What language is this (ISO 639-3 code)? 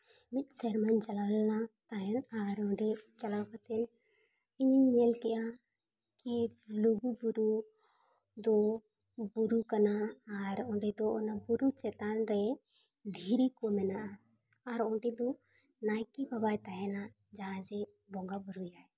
sat